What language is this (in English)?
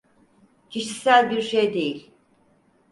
Turkish